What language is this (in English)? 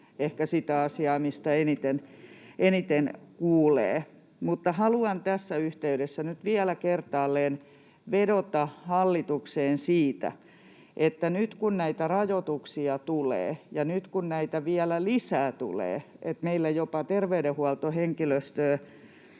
Finnish